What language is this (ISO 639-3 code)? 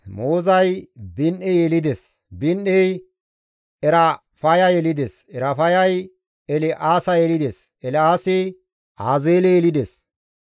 gmv